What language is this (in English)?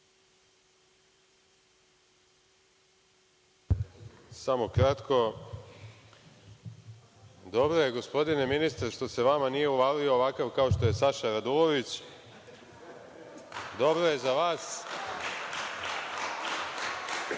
Serbian